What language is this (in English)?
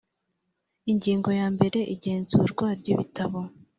Kinyarwanda